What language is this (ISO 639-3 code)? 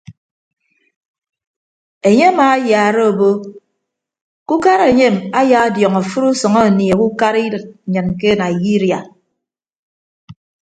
ibb